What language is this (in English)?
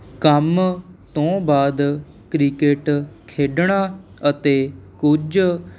Punjabi